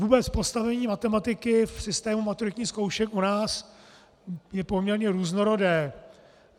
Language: Czech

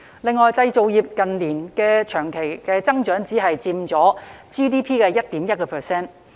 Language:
Cantonese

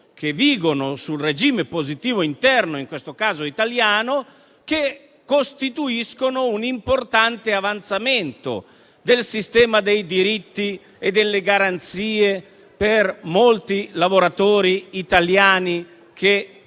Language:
Italian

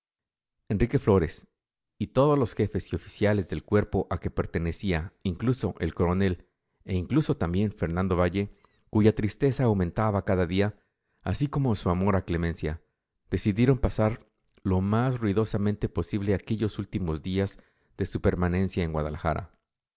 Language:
Spanish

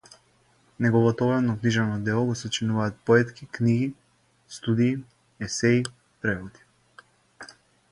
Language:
Macedonian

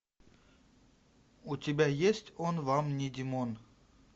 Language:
Russian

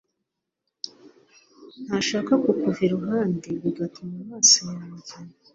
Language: Kinyarwanda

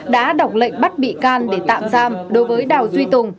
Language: Vietnamese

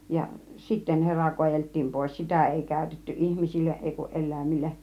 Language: Finnish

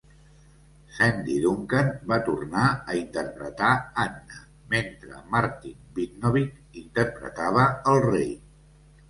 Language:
Catalan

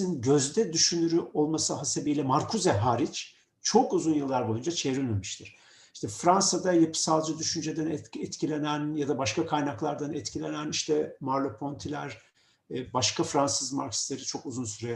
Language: Turkish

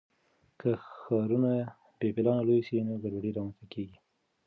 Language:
Pashto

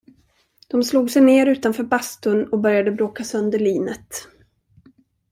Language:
Swedish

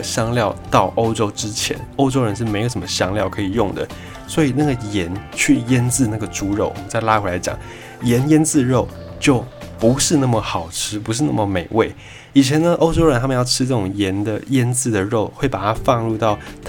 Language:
Chinese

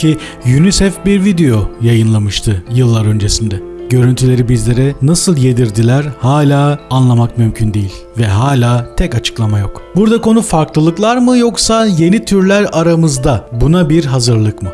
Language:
Turkish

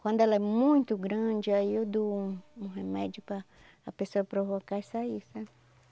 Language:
Portuguese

